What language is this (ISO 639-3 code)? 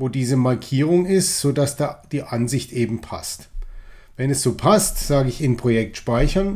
deu